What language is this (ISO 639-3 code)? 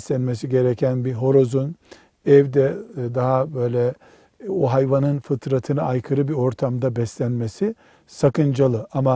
tur